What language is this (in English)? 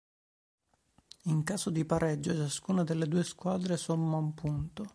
Italian